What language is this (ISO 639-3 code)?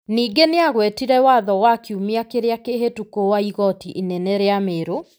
kik